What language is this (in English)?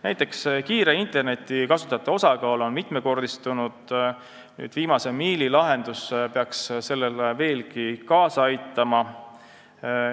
Estonian